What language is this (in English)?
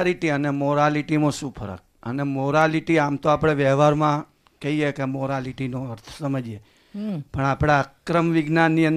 Gujarati